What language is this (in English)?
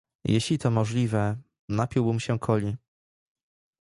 Polish